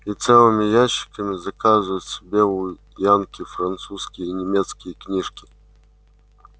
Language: Russian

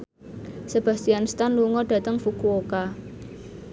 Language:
Javanese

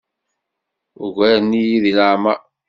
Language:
Kabyle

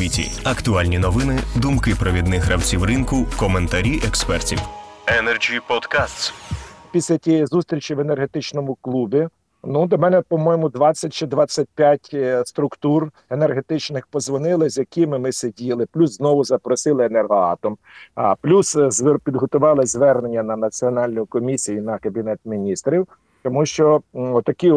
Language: Ukrainian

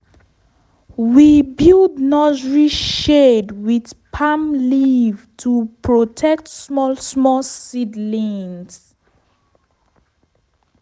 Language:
Nigerian Pidgin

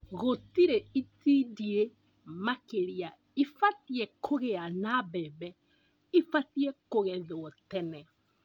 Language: Kikuyu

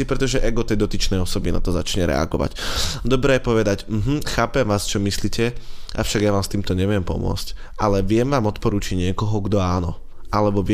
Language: Slovak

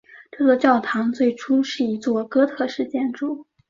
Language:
Chinese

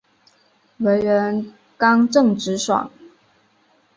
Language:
Chinese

